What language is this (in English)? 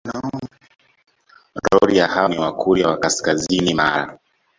Swahili